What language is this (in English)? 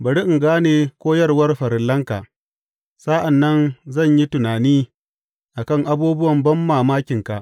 Hausa